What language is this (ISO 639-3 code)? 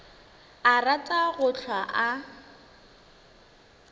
nso